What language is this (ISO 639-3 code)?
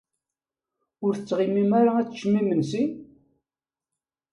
kab